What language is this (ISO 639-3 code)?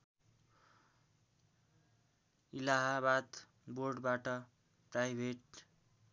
nep